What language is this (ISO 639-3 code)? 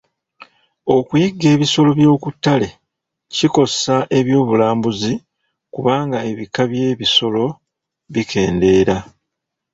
lug